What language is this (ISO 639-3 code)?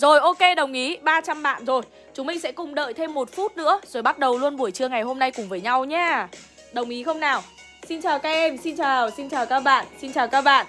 vie